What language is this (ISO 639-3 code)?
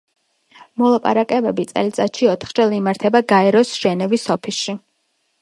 kat